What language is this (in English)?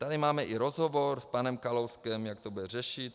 Czech